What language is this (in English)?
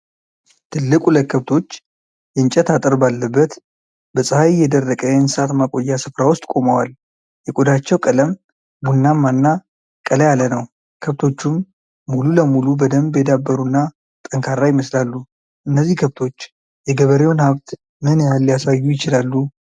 Amharic